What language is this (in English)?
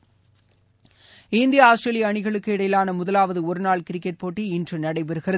Tamil